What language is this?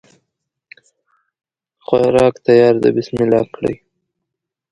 Pashto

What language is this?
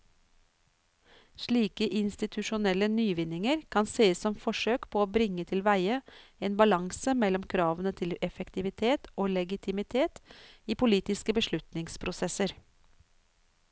Norwegian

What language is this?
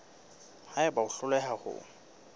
Southern Sotho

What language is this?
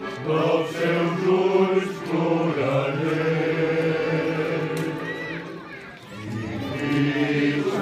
Greek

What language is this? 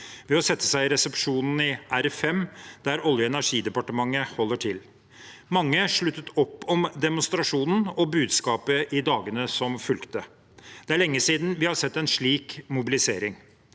Norwegian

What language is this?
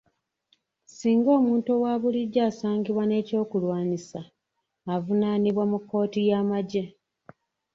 Ganda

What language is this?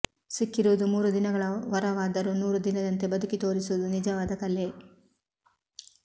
Kannada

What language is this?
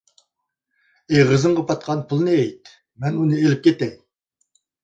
Uyghur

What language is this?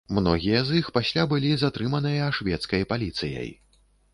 Belarusian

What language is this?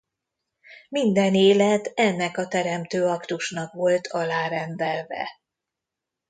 Hungarian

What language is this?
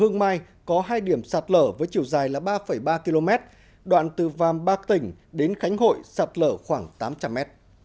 Vietnamese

